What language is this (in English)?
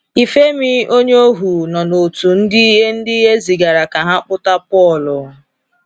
Igbo